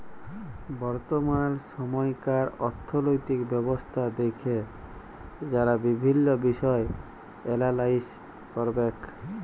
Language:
Bangla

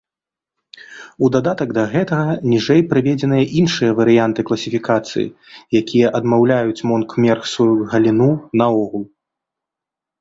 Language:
Belarusian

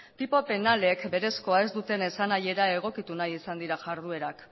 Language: Basque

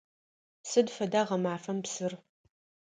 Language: Adyghe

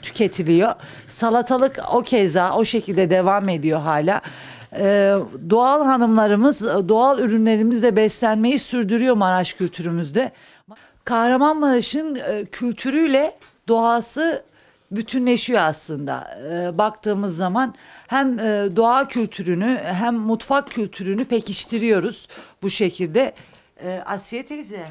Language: Turkish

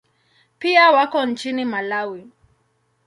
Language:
Swahili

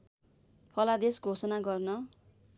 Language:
Nepali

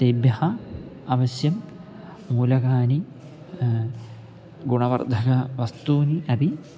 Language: Sanskrit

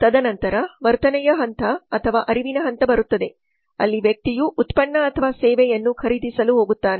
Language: Kannada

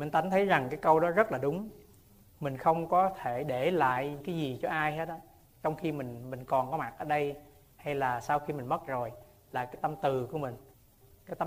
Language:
Vietnamese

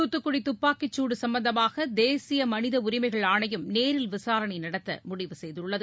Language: Tamil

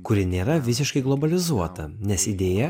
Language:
Lithuanian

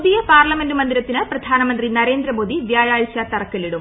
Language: Malayalam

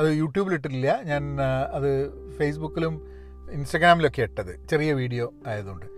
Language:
Malayalam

